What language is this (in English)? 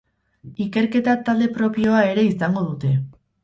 Basque